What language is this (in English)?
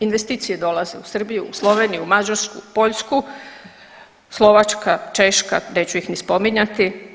Croatian